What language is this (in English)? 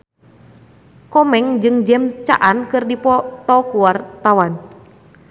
Sundanese